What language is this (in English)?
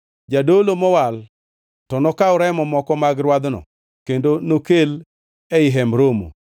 Luo (Kenya and Tanzania)